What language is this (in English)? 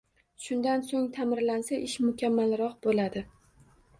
Uzbek